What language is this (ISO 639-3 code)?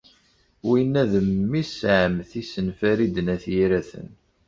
kab